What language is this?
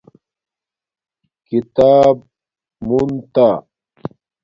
Domaaki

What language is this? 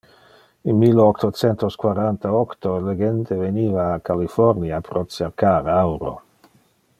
Interlingua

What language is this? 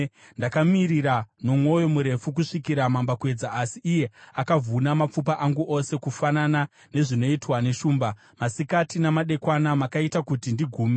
Shona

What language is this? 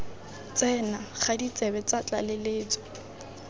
Tswana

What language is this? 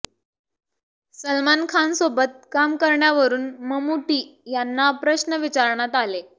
Marathi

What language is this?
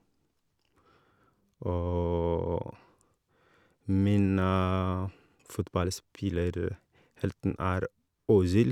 Norwegian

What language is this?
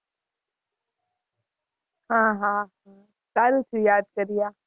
Gujarati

